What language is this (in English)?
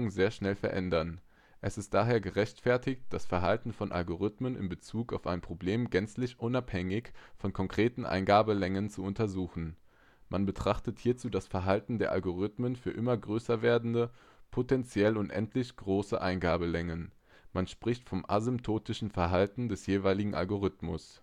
German